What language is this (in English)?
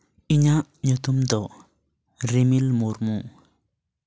Santali